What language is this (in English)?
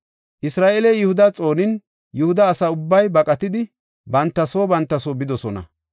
Gofa